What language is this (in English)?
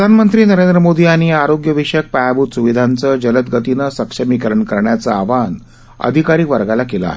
Marathi